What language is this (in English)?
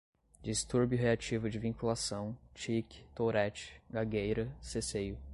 Portuguese